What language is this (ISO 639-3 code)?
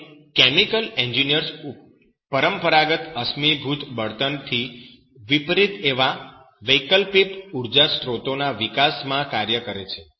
guj